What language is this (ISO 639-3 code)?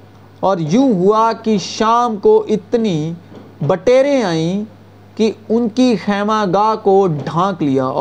urd